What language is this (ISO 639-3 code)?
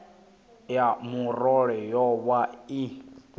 ven